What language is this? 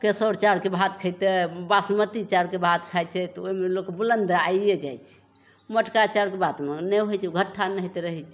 Maithili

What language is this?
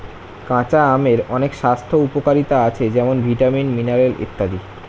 Bangla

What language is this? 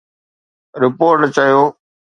Sindhi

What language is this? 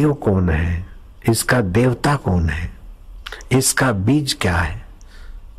Hindi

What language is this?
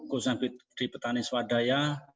Indonesian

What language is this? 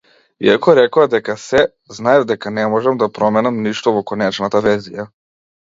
Macedonian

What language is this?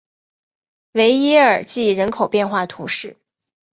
Chinese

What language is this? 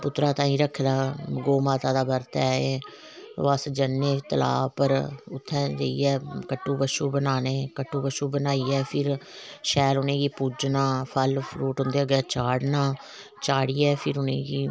Dogri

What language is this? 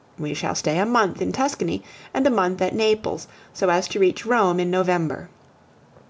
English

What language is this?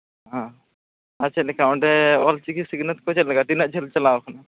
Santali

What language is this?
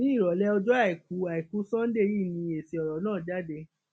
Yoruba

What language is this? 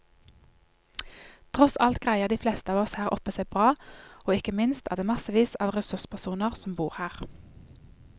Norwegian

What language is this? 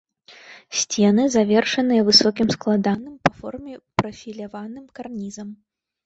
Belarusian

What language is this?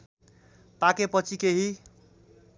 Nepali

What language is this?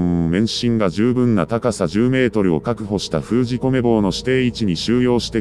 Japanese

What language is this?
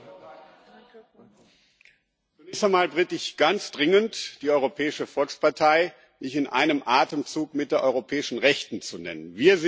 German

